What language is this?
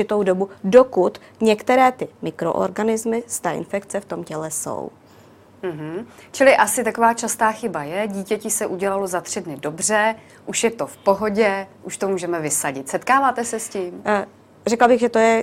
Czech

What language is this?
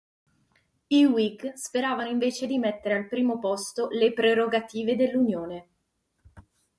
Italian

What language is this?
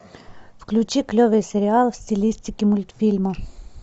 Russian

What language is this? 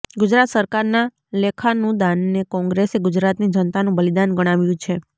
Gujarati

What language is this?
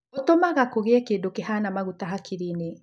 Kikuyu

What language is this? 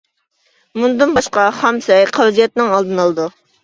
Uyghur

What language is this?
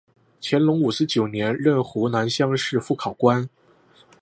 Chinese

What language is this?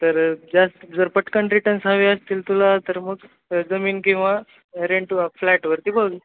Marathi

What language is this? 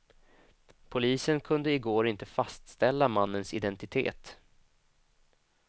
Swedish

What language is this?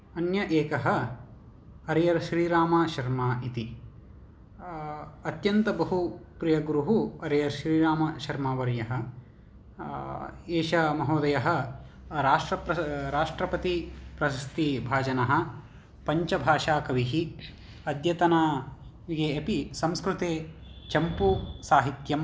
Sanskrit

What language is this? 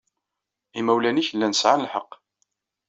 Kabyle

